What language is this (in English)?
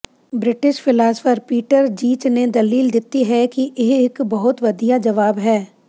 Punjabi